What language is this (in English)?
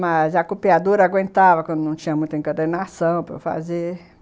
Portuguese